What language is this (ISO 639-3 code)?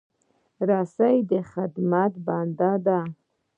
pus